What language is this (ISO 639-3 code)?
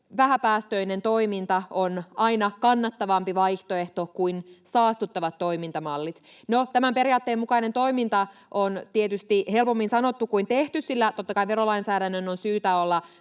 fin